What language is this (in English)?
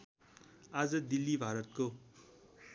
Nepali